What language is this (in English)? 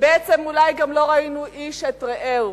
Hebrew